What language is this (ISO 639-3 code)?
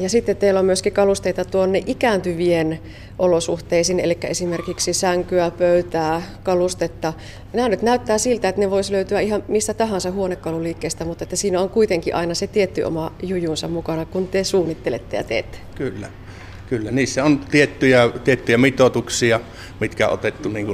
fin